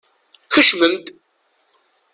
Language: Kabyle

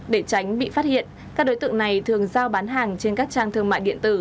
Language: Vietnamese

